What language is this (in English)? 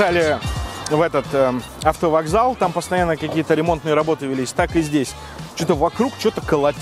Russian